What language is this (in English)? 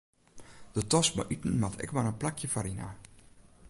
Western Frisian